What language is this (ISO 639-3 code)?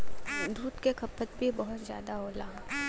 bho